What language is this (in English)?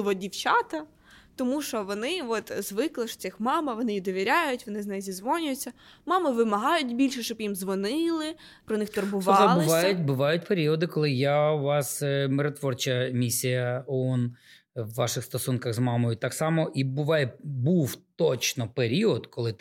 Ukrainian